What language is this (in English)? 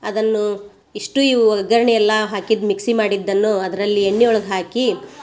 Kannada